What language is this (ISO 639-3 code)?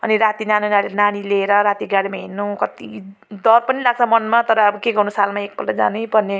nep